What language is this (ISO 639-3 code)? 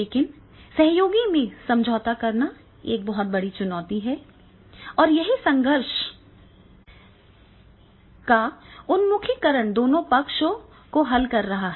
hin